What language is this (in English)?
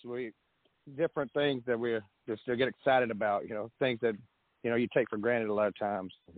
English